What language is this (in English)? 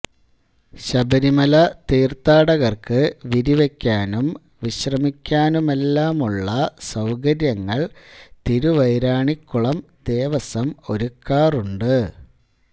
Malayalam